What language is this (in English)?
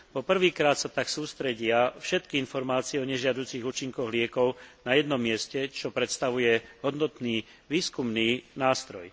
Slovak